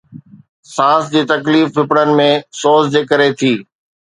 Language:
Sindhi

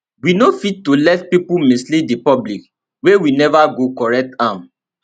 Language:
Nigerian Pidgin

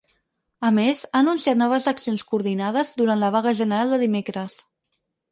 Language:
Catalan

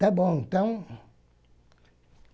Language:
Portuguese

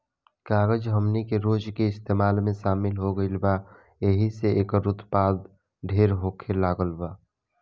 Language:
Bhojpuri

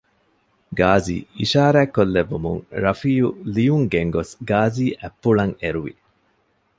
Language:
Divehi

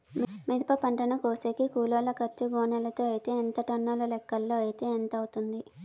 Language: Telugu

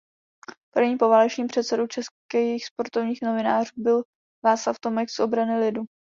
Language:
Czech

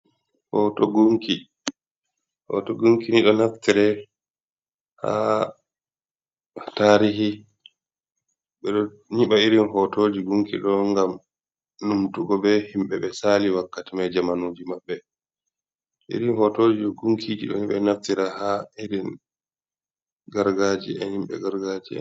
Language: Fula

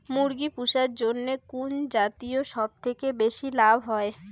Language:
Bangla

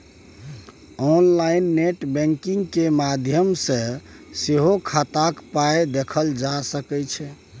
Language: Maithili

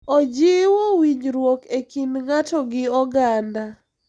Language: Luo (Kenya and Tanzania)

